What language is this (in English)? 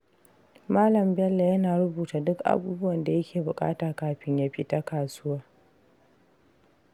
Hausa